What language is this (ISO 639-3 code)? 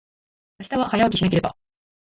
jpn